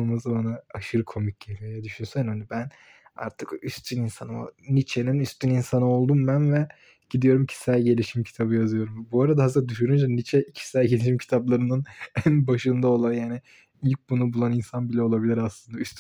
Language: Turkish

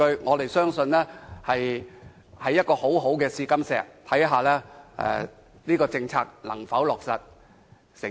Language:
Cantonese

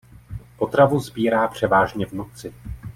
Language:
Czech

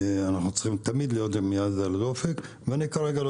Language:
Hebrew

